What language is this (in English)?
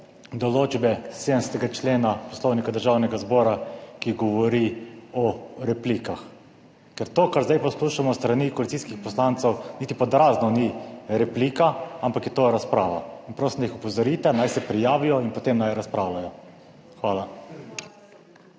Slovenian